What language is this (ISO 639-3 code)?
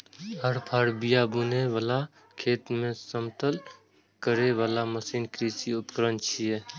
mai